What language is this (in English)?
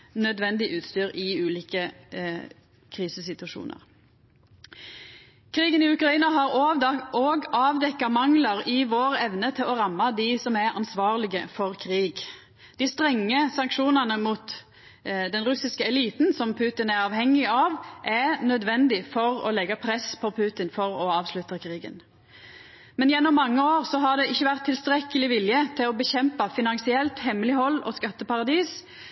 Norwegian Nynorsk